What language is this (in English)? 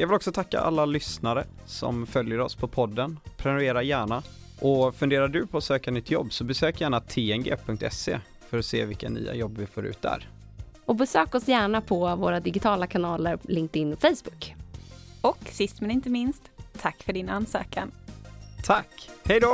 Swedish